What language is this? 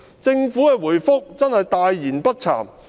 Cantonese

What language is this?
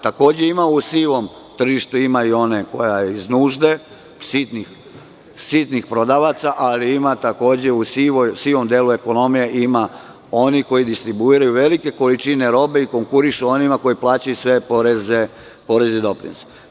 Serbian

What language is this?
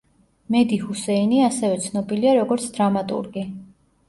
Georgian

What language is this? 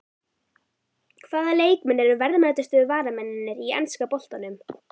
Icelandic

